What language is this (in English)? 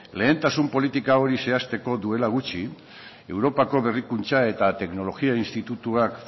Basque